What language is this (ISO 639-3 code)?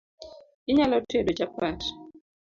luo